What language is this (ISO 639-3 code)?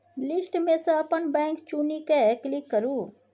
mai